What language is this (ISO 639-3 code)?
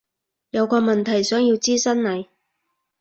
yue